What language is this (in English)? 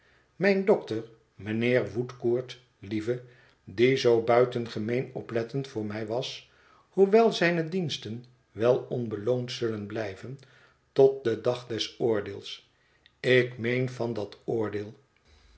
Dutch